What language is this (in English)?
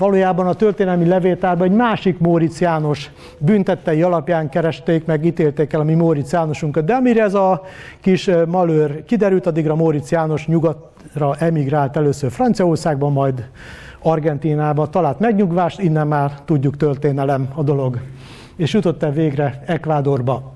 Hungarian